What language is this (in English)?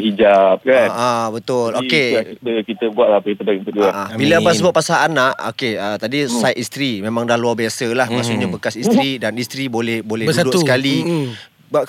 Malay